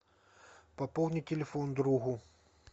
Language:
Russian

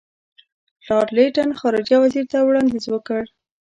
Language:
Pashto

